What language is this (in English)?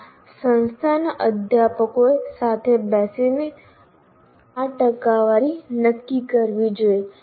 Gujarati